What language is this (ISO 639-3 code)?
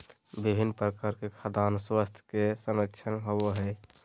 mag